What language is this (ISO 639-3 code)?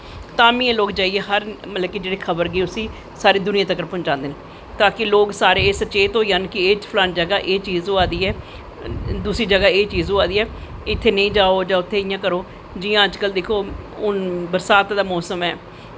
doi